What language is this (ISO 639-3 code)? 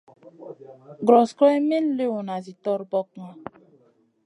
mcn